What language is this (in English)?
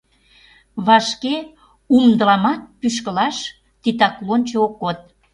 Mari